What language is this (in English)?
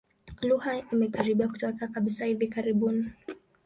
Swahili